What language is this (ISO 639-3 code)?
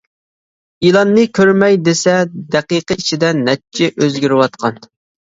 uig